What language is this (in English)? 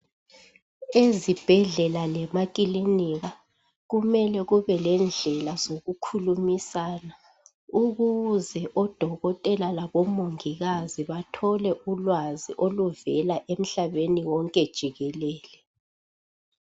North Ndebele